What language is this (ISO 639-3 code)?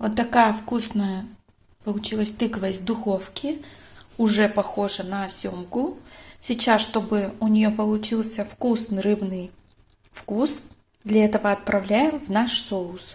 rus